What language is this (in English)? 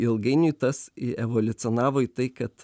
Lithuanian